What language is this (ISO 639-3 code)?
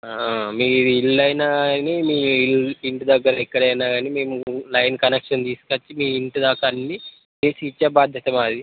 tel